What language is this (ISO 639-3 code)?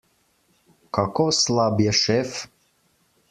slv